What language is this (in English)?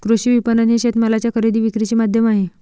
Marathi